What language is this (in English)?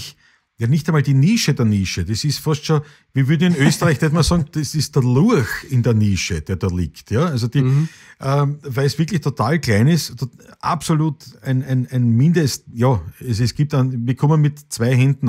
German